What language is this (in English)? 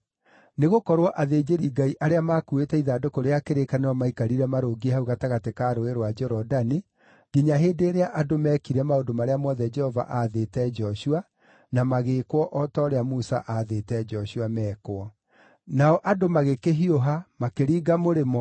Kikuyu